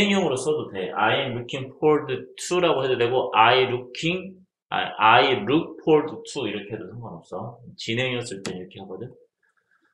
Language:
Korean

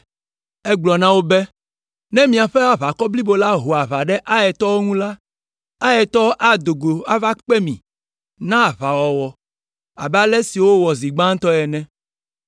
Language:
Ewe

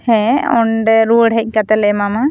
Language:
Santali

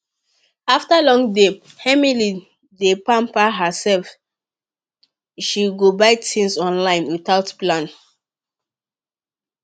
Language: Nigerian Pidgin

